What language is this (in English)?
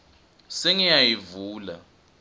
Swati